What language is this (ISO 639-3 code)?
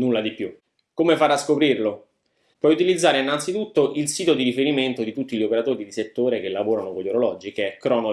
ita